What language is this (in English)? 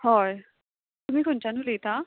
Konkani